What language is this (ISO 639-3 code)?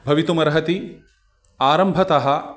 san